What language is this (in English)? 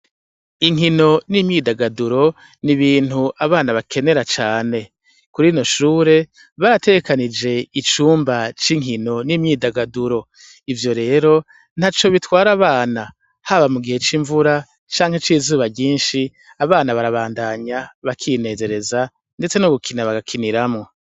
Rundi